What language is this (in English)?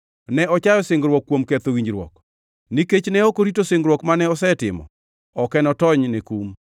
Luo (Kenya and Tanzania)